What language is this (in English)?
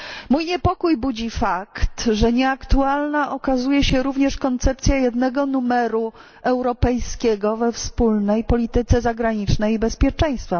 Polish